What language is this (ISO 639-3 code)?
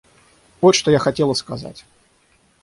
rus